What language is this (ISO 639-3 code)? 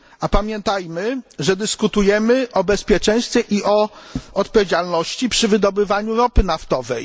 pol